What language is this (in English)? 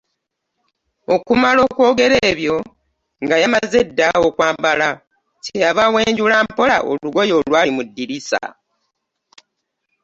Ganda